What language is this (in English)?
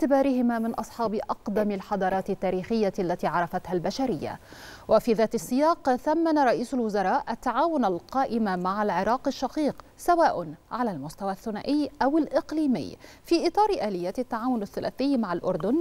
Arabic